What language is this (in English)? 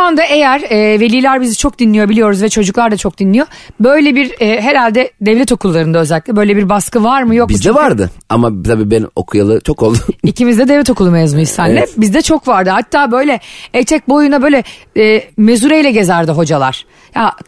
Turkish